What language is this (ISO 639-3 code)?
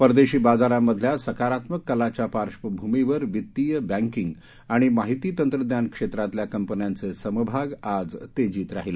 mar